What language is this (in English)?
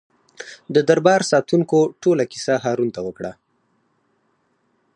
Pashto